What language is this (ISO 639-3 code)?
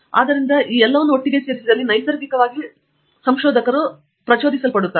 kan